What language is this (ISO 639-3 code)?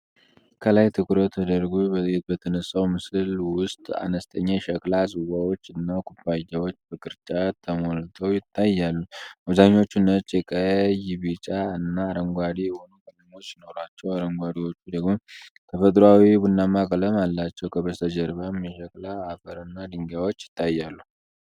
amh